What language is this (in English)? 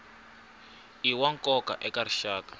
Tsonga